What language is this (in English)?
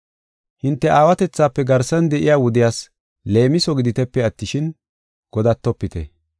Gofa